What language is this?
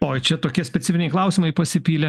Lithuanian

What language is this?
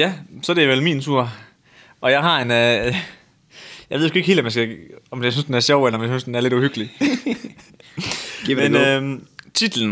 Danish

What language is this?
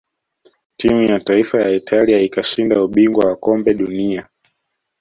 Swahili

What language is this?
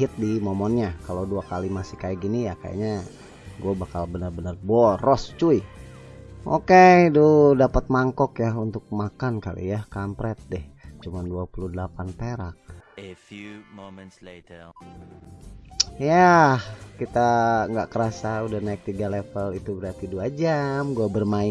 Indonesian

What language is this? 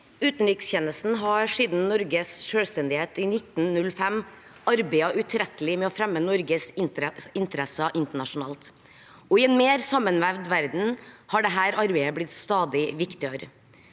Norwegian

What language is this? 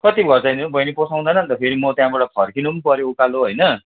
Nepali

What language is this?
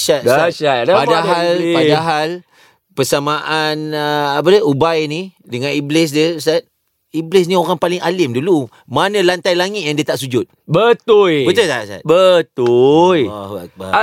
Malay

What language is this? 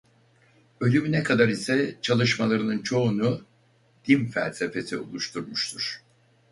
Turkish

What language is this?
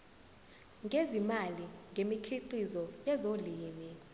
Zulu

